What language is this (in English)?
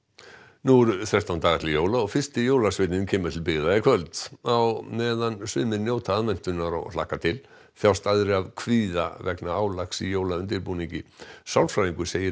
Icelandic